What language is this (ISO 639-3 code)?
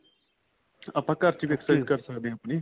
pan